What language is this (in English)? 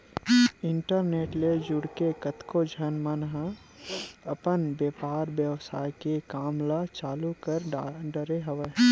Chhattisgarhi